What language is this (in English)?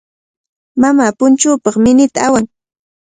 Cajatambo North Lima Quechua